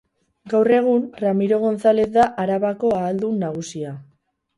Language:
Basque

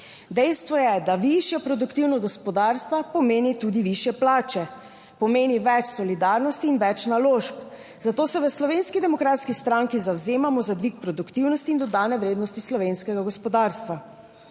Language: Slovenian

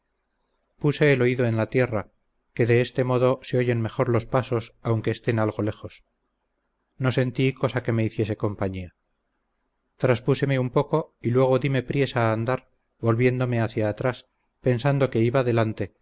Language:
Spanish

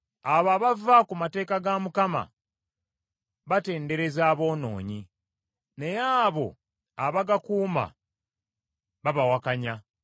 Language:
Ganda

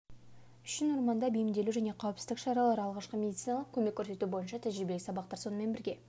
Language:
Kazakh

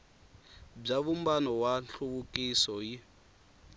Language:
Tsonga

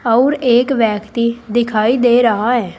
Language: Hindi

